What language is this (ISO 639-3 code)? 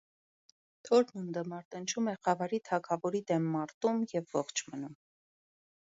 hye